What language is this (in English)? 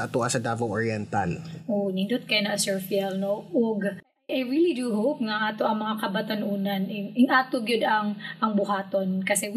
Filipino